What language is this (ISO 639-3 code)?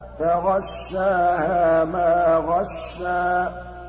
ara